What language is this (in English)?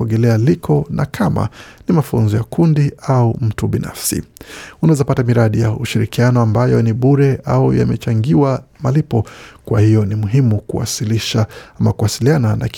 Swahili